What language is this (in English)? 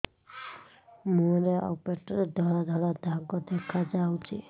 Odia